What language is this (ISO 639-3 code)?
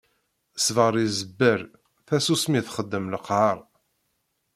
kab